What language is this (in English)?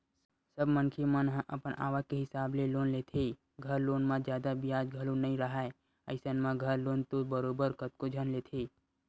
Chhattisgarhi